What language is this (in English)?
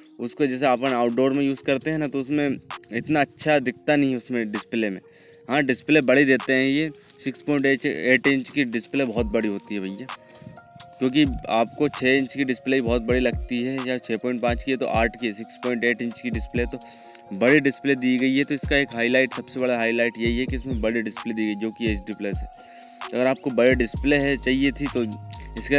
Hindi